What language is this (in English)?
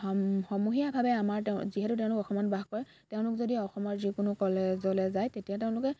Assamese